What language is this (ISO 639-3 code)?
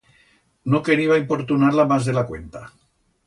arg